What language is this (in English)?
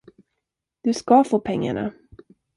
Swedish